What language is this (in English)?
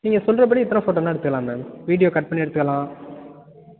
Tamil